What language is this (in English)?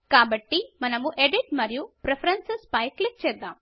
Telugu